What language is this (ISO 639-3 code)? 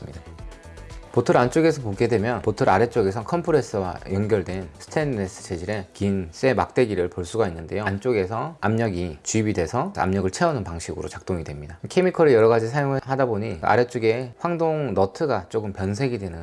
kor